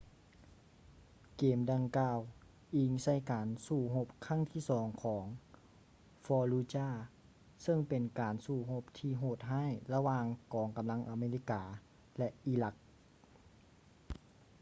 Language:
Lao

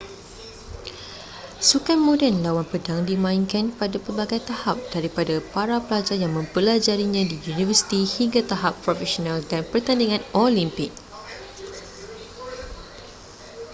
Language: Malay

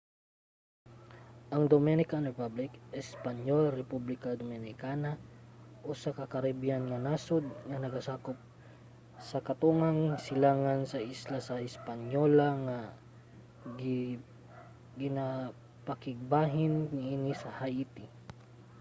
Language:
Cebuano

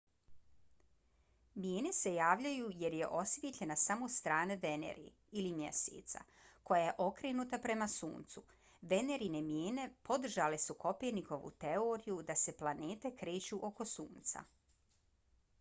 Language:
Bosnian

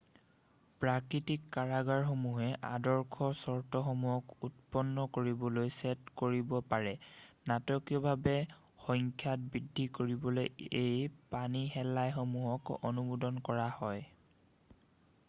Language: Assamese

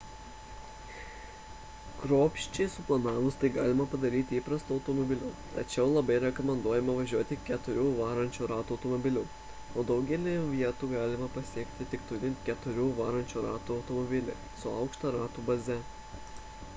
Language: Lithuanian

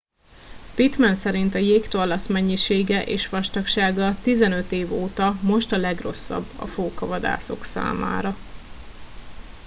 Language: Hungarian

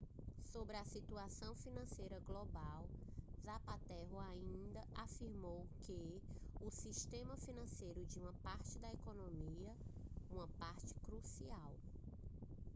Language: Portuguese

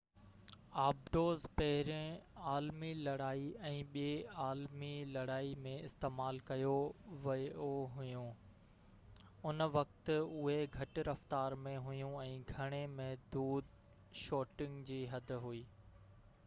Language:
Sindhi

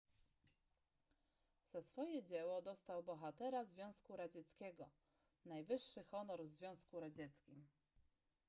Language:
Polish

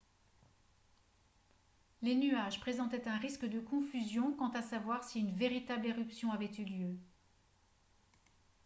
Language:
French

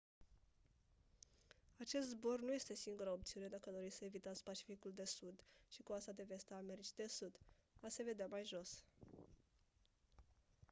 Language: Romanian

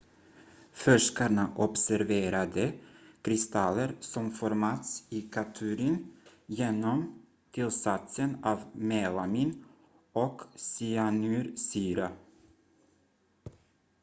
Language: Swedish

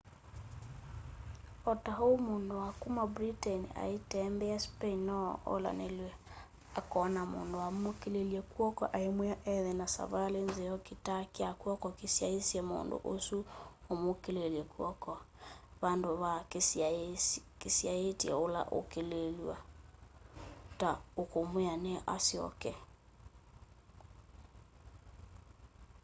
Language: Kamba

